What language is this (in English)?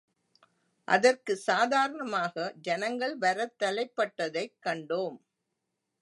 Tamil